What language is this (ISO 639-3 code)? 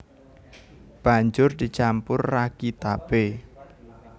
jav